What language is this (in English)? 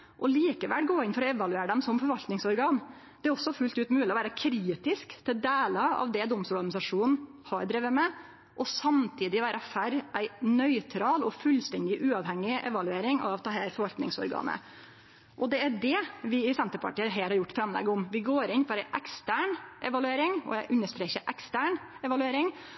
Norwegian Nynorsk